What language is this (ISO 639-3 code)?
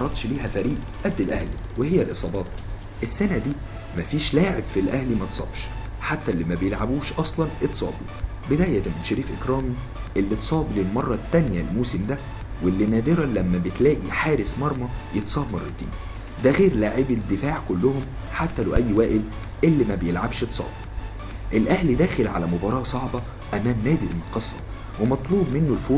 ara